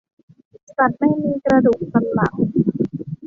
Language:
Thai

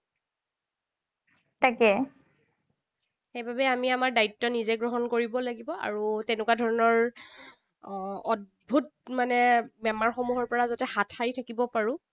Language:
Assamese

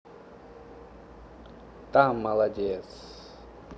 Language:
Russian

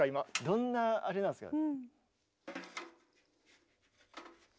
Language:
Japanese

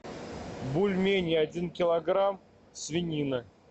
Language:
Russian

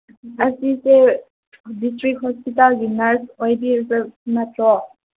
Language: Manipuri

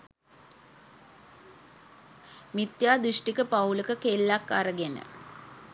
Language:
Sinhala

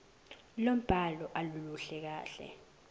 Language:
Zulu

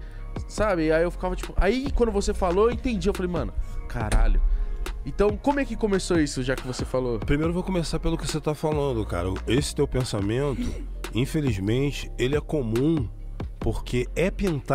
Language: Portuguese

